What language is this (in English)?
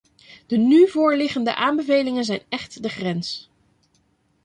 Dutch